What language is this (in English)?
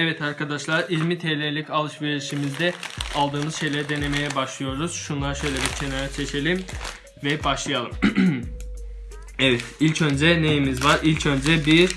Turkish